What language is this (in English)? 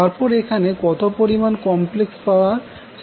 Bangla